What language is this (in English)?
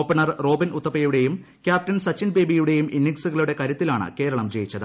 Malayalam